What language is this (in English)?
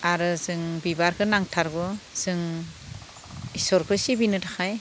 Bodo